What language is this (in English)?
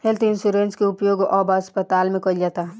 Bhojpuri